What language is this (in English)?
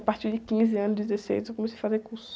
Portuguese